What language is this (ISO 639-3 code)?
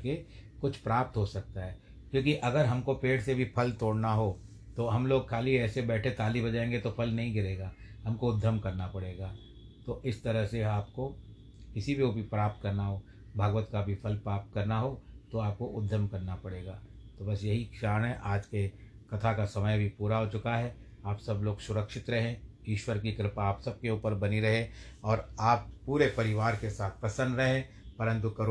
hin